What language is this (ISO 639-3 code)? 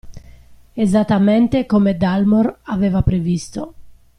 ita